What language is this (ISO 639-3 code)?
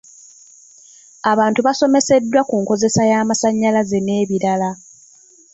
lug